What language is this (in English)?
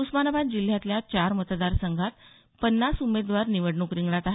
Marathi